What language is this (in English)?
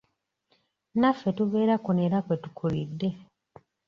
Ganda